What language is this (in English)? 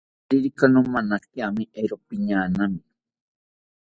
South Ucayali Ashéninka